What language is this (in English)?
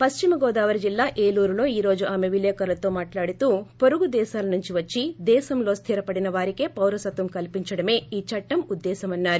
Telugu